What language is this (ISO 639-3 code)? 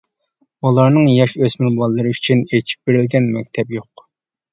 uig